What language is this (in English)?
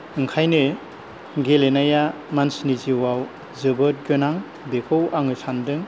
Bodo